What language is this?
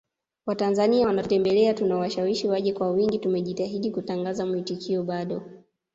Swahili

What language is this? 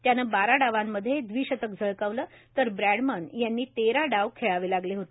Marathi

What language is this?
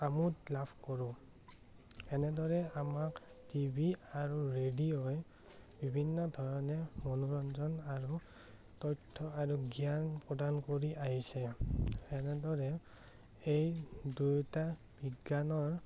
Assamese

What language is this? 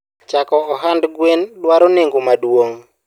Luo (Kenya and Tanzania)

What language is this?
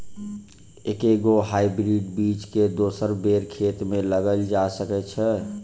Maithili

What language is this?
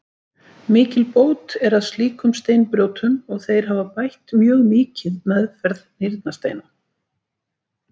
Icelandic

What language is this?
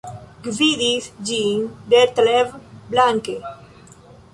Esperanto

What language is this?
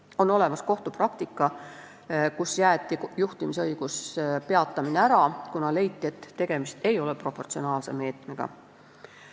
Estonian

